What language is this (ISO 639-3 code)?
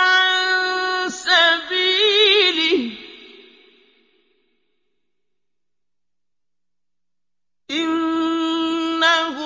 ara